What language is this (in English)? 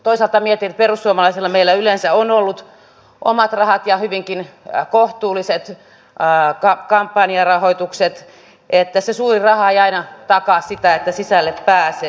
Finnish